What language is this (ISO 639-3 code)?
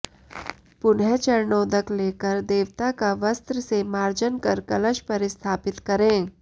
san